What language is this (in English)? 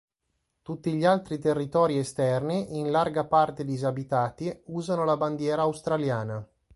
Italian